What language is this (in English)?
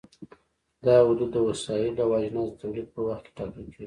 Pashto